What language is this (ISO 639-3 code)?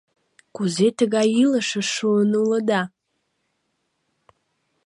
chm